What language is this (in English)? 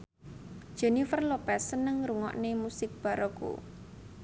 Javanese